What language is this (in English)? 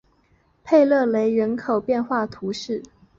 Chinese